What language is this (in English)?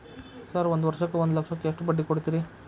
Kannada